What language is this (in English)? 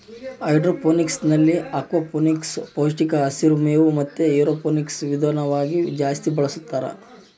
Kannada